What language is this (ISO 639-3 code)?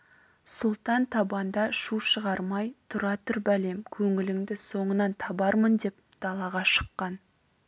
kaz